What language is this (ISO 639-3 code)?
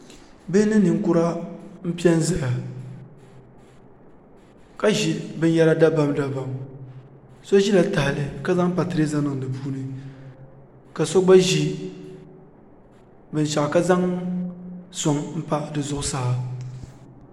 dag